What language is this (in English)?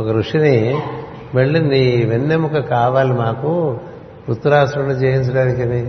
Telugu